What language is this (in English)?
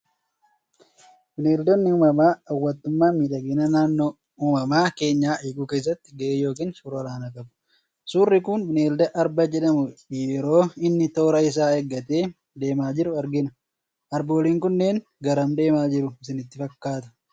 Oromo